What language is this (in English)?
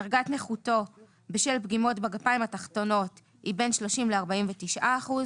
Hebrew